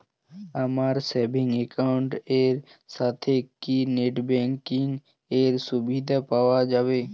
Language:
Bangla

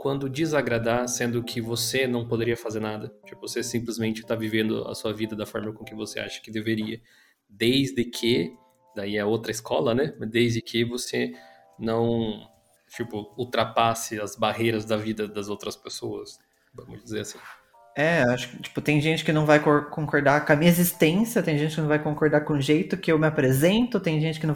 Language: Portuguese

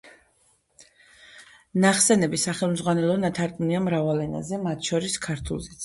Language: Georgian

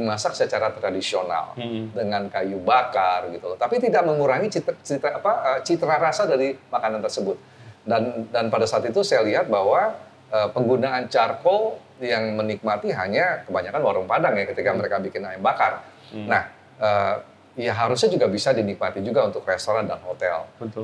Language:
Indonesian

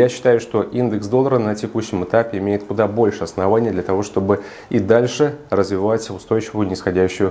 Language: Russian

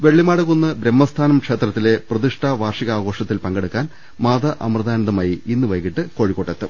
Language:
Malayalam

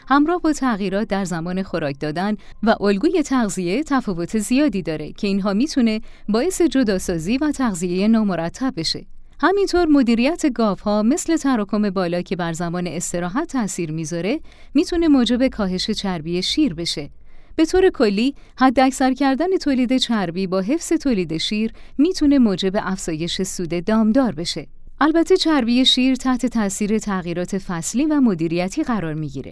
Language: Persian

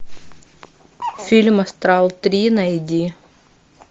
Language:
Russian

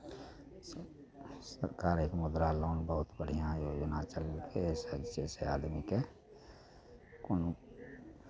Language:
Maithili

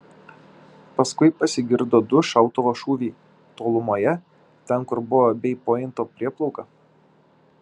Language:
Lithuanian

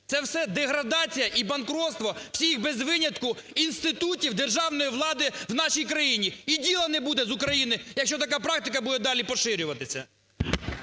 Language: Ukrainian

